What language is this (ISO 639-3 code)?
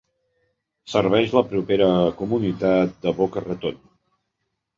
cat